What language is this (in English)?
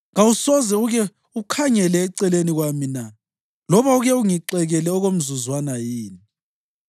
North Ndebele